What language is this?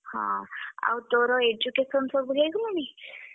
Odia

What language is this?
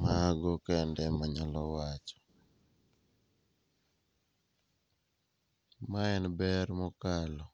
Luo (Kenya and Tanzania)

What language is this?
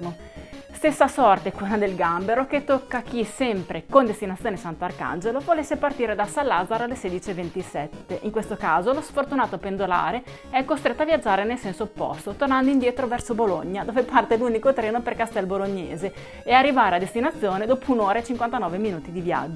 Italian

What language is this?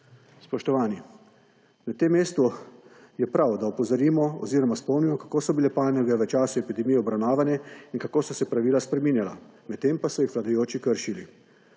Slovenian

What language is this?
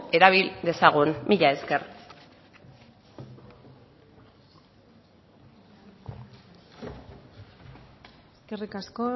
Basque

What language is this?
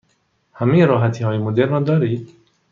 Persian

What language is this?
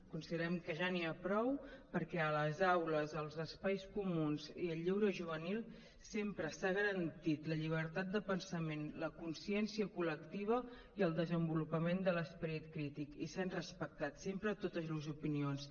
Catalan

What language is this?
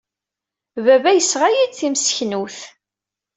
Kabyle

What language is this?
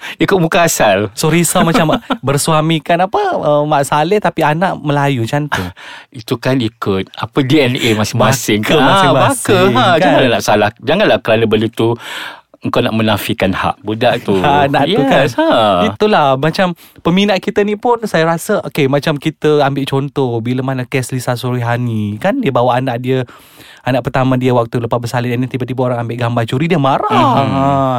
Malay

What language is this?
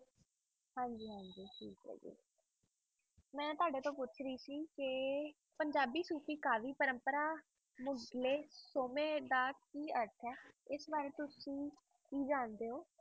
Punjabi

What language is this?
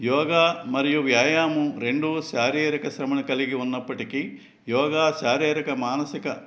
Telugu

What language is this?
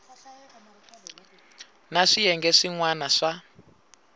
Tsonga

